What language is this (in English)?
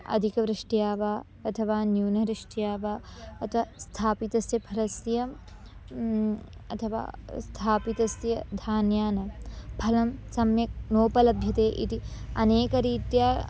Sanskrit